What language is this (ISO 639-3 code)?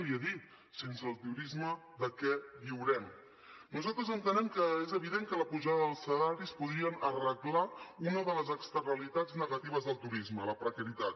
cat